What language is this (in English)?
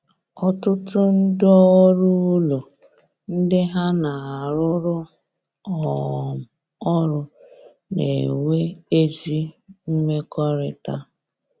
Igbo